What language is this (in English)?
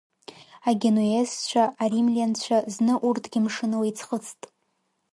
Abkhazian